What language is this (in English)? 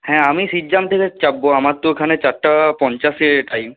Bangla